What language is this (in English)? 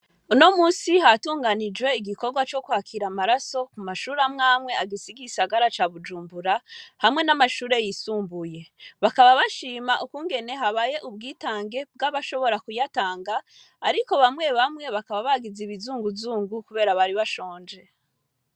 Rundi